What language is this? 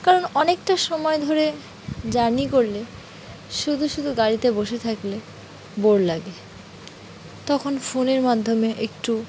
Bangla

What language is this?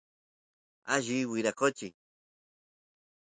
Santiago del Estero Quichua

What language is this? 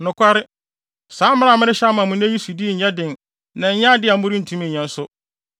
Akan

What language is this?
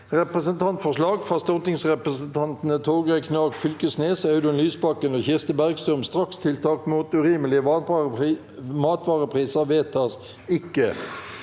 Norwegian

